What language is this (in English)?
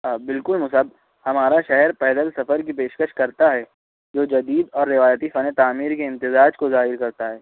Urdu